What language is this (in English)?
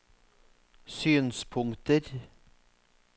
Norwegian